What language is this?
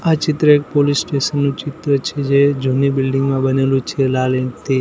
Gujarati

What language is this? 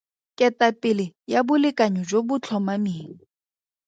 Tswana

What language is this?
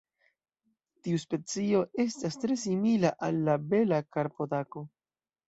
Esperanto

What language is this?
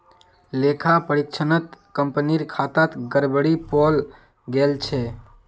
Magahi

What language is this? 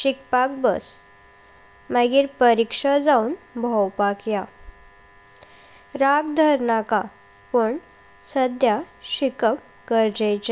Konkani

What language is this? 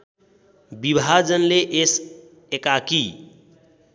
Nepali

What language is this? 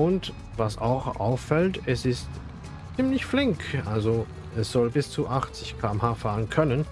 German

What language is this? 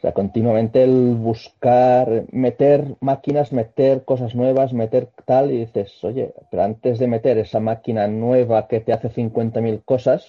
Spanish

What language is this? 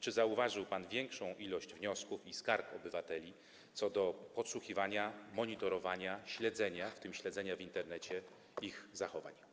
Polish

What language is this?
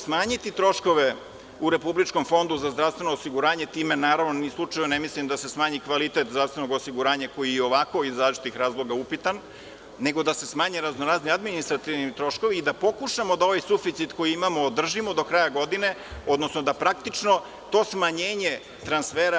Serbian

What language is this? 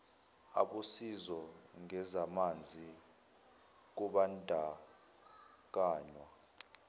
Zulu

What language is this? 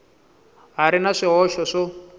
Tsonga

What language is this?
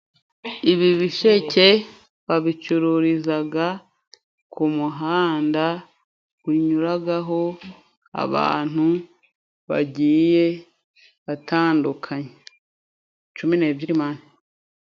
Kinyarwanda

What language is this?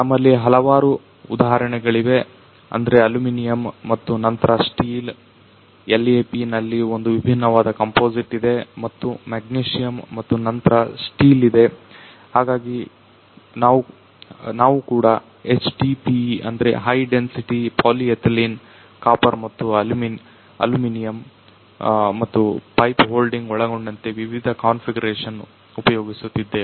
Kannada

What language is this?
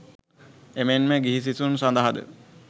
Sinhala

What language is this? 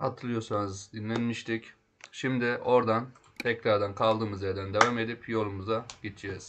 Turkish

